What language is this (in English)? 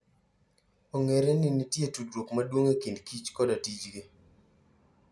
Luo (Kenya and Tanzania)